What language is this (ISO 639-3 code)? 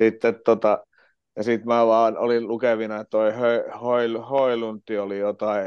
fin